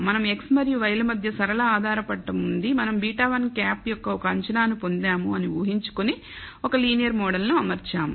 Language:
Telugu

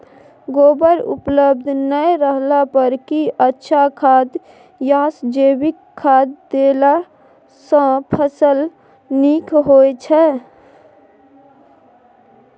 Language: Maithili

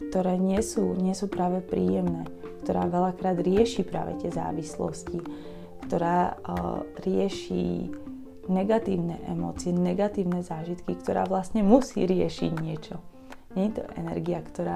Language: Slovak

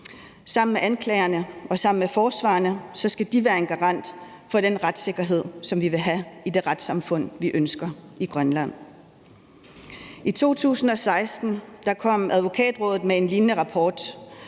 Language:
Danish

